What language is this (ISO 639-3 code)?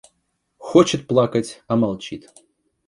rus